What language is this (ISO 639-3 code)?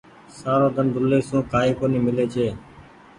gig